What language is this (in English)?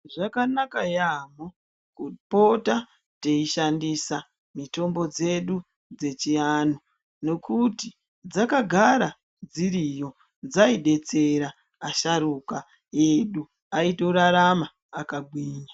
Ndau